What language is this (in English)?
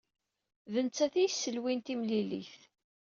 Kabyle